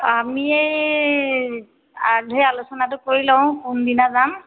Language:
Assamese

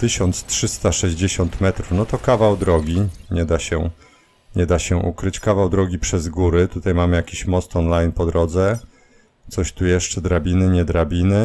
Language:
Polish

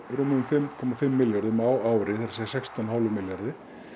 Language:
Icelandic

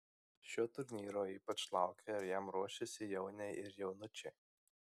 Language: Lithuanian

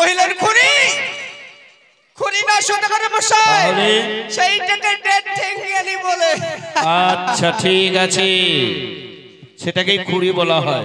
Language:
Thai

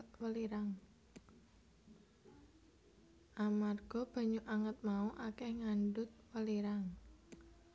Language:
Javanese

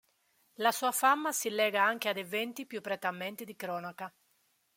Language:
Italian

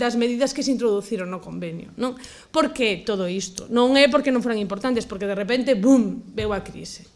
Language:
Spanish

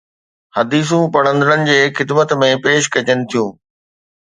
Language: Sindhi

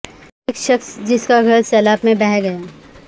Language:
Urdu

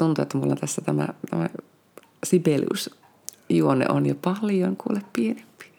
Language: Finnish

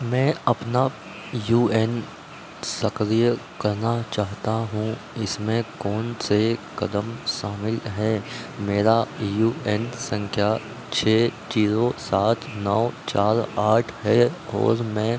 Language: Hindi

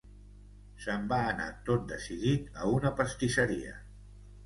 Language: Catalan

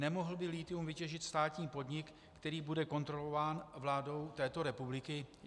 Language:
Czech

